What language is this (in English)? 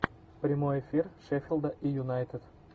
Russian